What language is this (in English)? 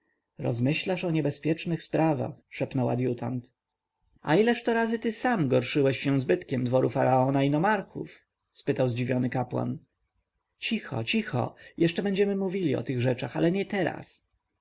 Polish